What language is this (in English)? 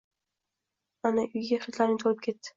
Uzbek